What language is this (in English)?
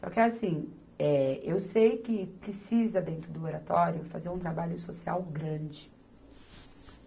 Portuguese